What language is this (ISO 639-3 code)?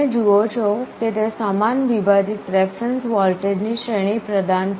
guj